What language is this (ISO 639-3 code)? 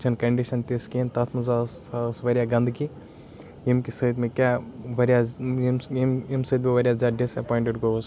kas